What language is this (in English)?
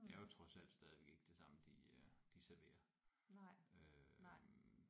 Danish